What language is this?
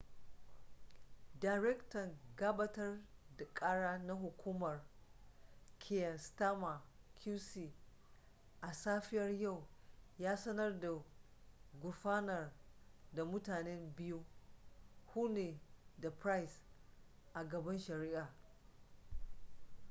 Hausa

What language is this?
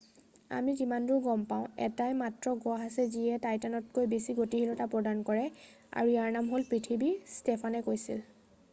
Assamese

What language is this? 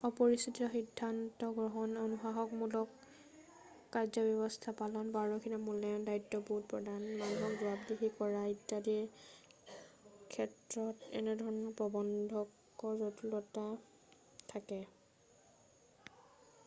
Assamese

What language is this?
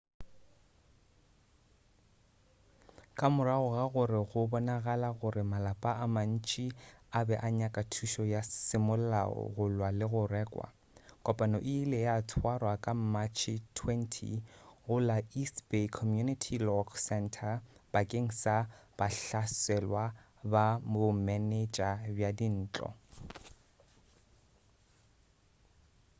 Northern Sotho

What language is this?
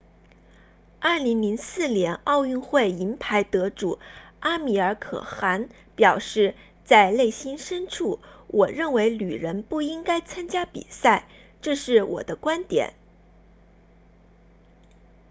Chinese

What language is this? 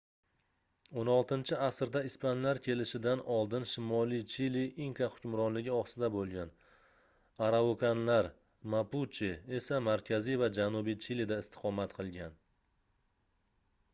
Uzbek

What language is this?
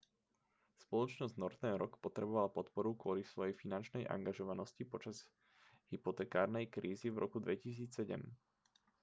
Slovak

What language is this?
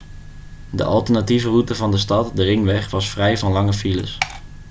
Dutch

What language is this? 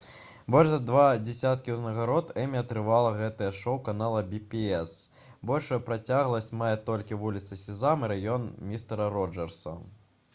Belarusian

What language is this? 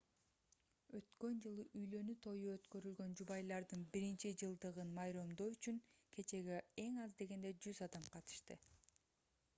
Kyrgyz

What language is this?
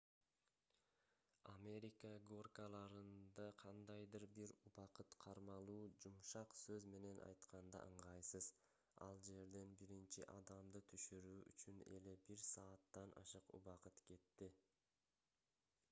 Kyrgyz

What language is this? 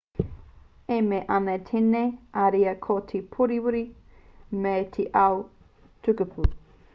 Māori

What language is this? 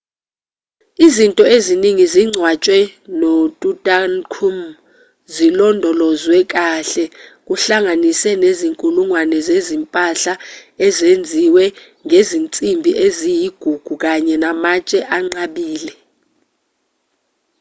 Zulu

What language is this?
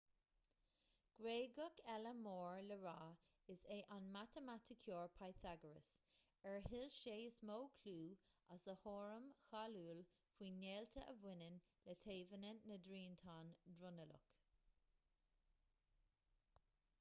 Irish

